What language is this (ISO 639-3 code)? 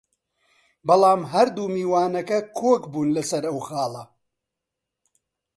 ckb